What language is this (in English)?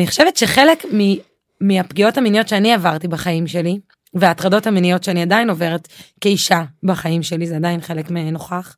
Hebrew